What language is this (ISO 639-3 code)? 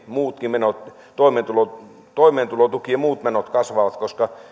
fin